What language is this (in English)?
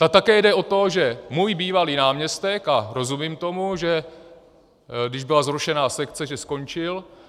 Czech